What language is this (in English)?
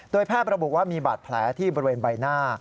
Thai